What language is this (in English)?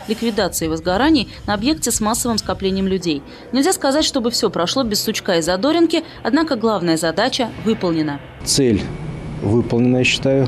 Russian